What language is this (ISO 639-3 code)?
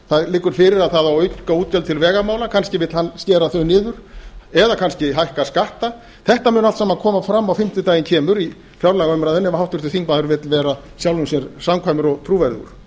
isl